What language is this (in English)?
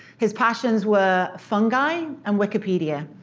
English